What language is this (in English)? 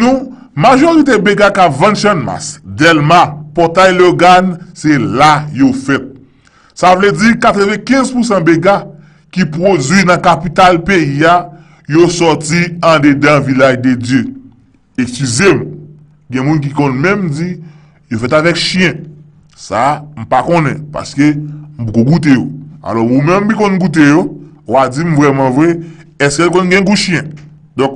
French